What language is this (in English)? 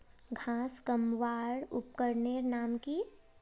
Magahi